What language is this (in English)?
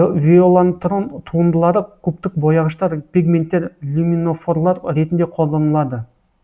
Kazakh